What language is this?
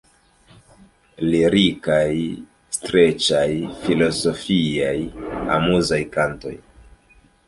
Esperanto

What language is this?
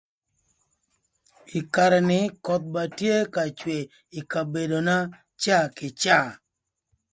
Thur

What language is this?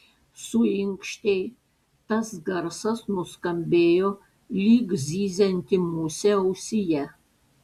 Lithuanian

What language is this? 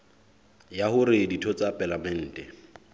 Southern Sotho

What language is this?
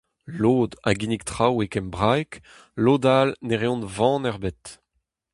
Breton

